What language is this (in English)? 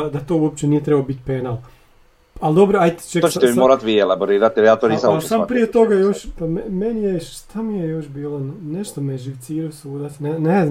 Croatian